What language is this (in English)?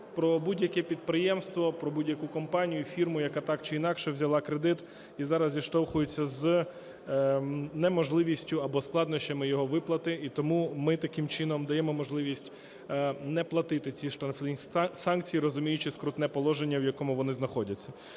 Ukrainian